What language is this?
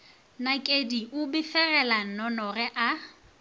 Northern Sotho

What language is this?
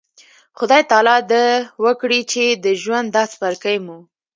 Pashto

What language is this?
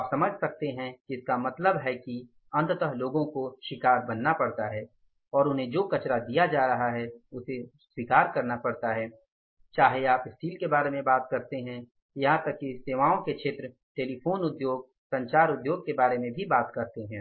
Hindi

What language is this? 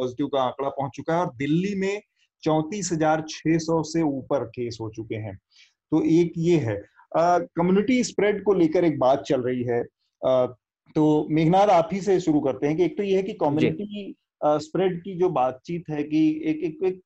Hindi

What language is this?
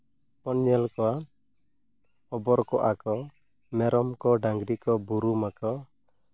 Santali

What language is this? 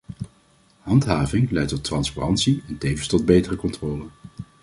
Dutch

